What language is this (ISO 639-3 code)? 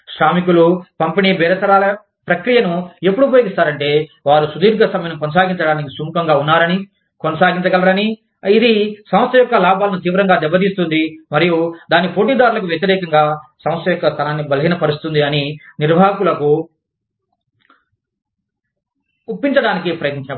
tel